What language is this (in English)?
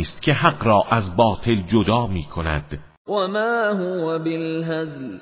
Persian